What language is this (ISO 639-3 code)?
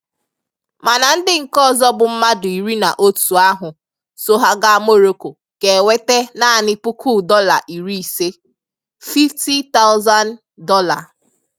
ibo